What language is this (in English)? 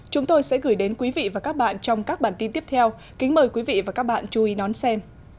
Vietnamese